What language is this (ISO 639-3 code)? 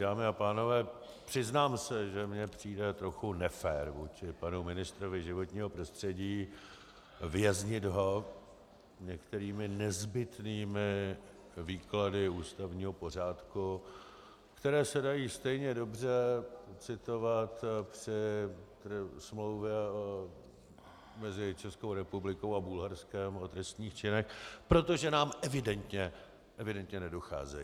ces